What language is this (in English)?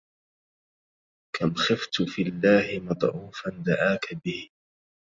Arabic